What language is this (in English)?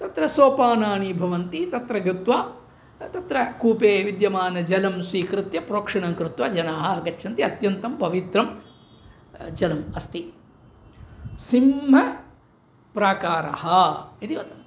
Sanskrit